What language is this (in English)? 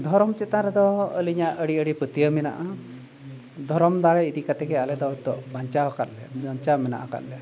Santali